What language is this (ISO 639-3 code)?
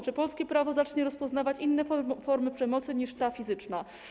pol